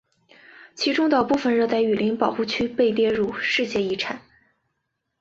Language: Chinese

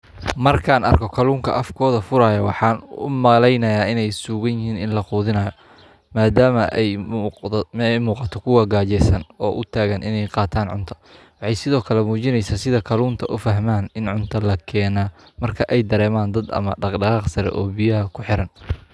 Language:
Somali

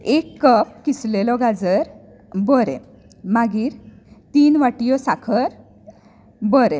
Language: Konkani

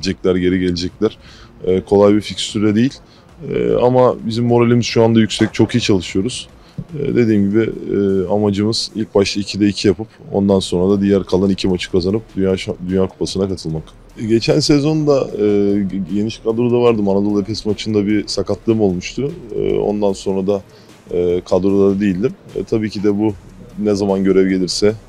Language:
Turkish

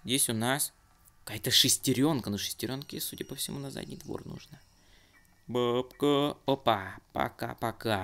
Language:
Russian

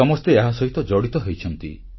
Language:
Odia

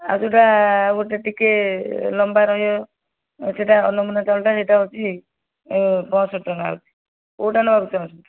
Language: Odia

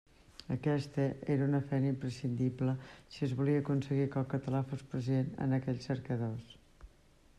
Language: Catalan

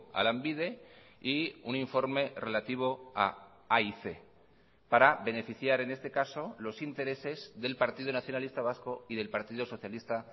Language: Spanish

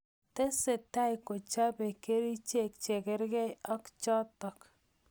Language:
Kalenjin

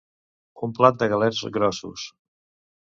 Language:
Catalan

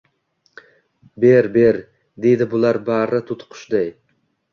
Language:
Uzbek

